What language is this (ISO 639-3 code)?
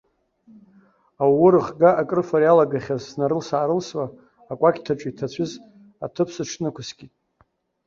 abk